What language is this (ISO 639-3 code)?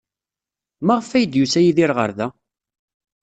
kab